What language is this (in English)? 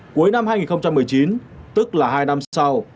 Vietnamese